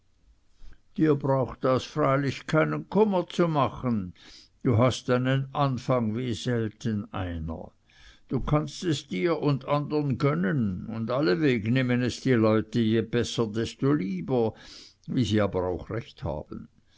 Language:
German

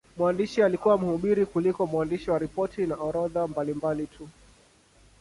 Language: Swahili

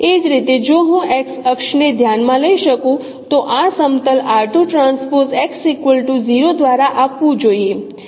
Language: Gujarati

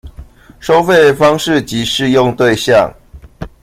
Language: Chinese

